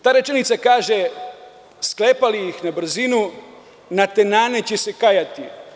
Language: Serbian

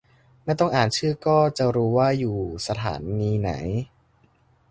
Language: Thai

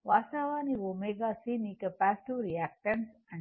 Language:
Telugu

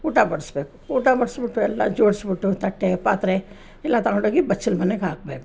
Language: Kannada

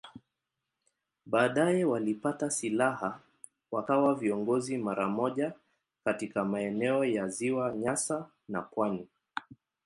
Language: Swahili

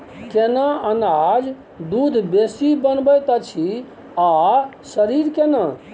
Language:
Maithili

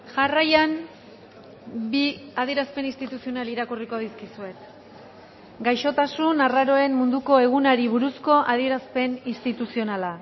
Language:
Basque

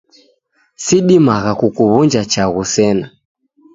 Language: Taita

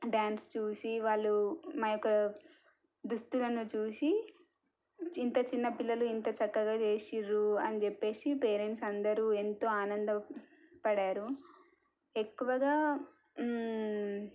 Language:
Telugu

